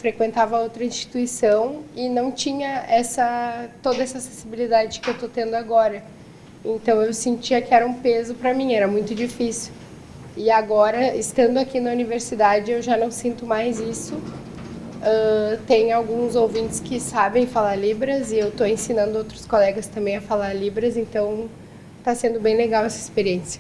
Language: Portuguese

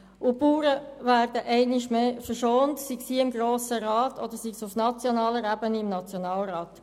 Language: Swiss German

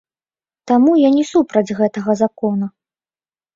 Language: Belarusian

